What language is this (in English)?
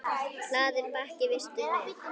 Icelandic